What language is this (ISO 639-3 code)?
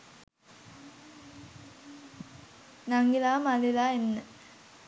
sin